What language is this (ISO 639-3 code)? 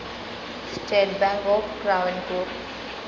mal